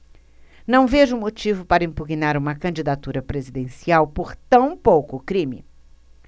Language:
Portuguese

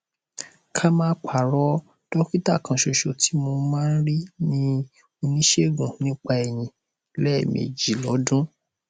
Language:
Yoruba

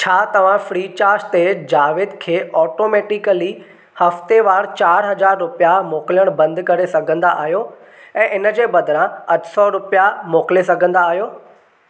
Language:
Sindhi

